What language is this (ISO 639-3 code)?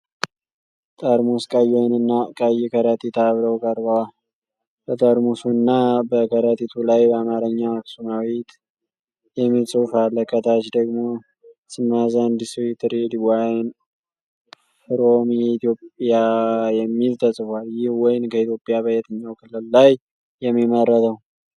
amh